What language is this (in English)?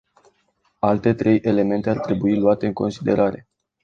Romanian